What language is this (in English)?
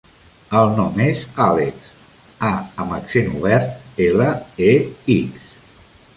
Catalan